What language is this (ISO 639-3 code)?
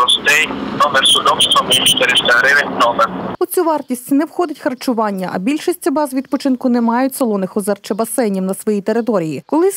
ukr